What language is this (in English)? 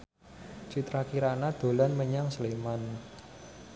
Javanese